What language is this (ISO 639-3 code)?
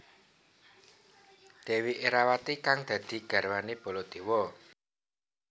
jav